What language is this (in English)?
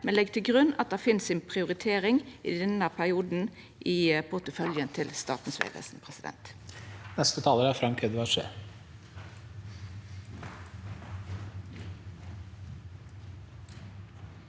Norwegian